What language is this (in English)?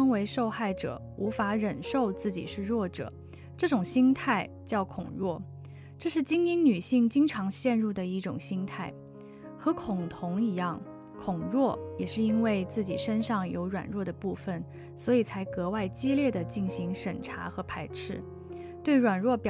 Chinese